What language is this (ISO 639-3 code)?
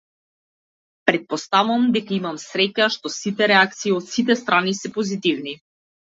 mkd